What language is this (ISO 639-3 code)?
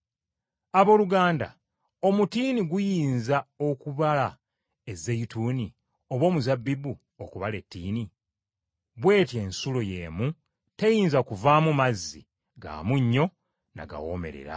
lug